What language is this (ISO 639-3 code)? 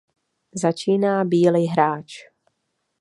ces